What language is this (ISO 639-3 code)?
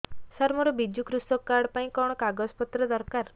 ori